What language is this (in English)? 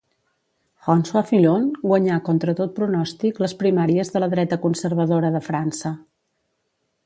Catalan